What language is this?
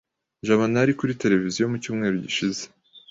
Kinyarwanda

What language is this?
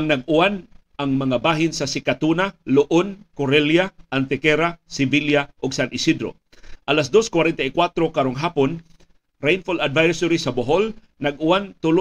Filipino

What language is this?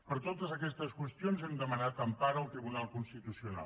Catalan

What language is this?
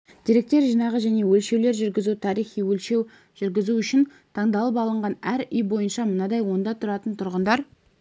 Kazakh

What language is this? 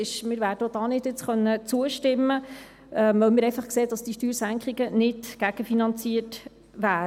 Swiss German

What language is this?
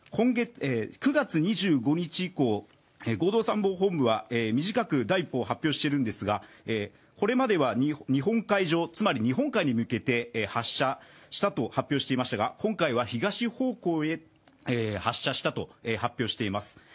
Japanese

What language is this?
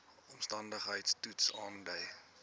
Afrikaans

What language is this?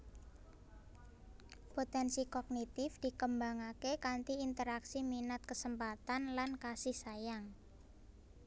Javanese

